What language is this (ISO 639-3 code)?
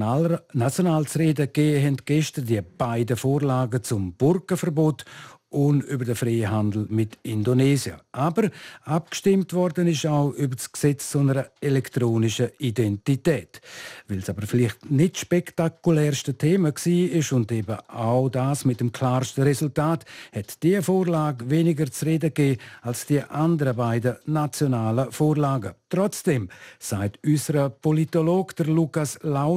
deu